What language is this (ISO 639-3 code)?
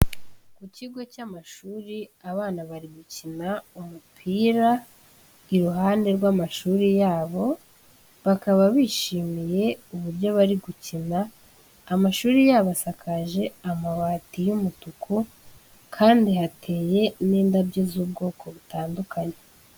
kin